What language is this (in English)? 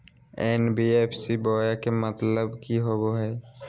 Magahi